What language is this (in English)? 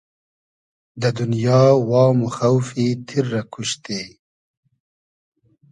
Hazaragi